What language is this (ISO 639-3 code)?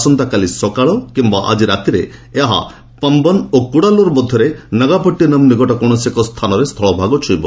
ori